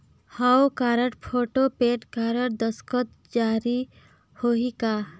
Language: Chhattisgarhi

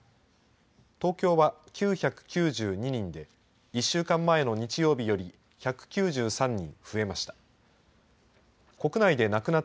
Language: Japanese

